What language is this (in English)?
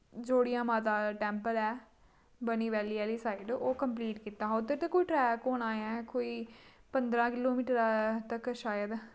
Dogri